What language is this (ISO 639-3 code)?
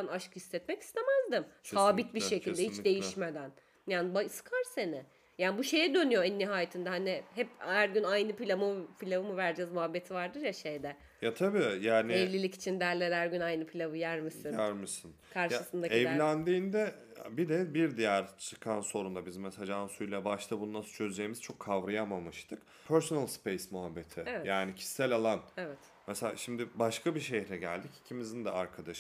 tur